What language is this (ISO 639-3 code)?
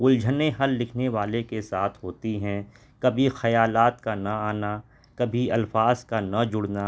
urd